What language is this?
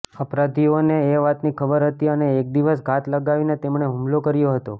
Gujarati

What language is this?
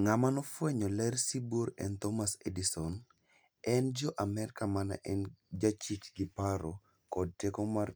Luo (Kenya and Tanzania)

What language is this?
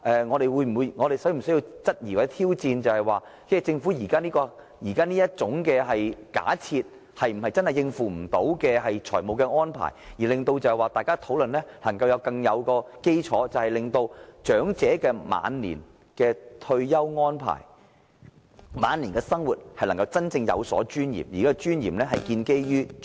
Cantonese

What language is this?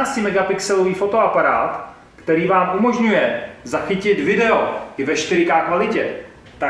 Czech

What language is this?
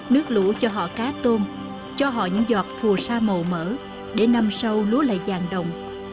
Vietnamese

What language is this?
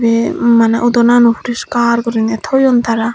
Chakma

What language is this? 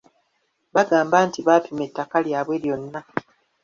Ganda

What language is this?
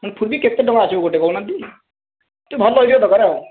Odia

